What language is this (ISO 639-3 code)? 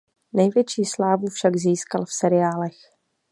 ces